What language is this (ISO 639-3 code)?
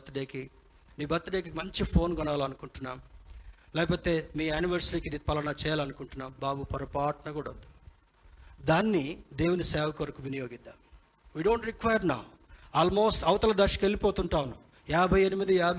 tel